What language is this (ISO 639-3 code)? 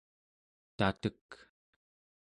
esu